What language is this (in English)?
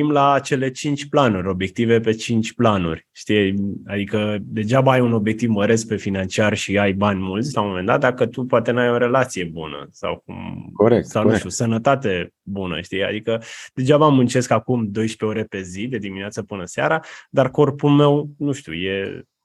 Romanian